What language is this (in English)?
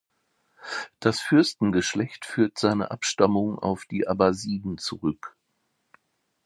German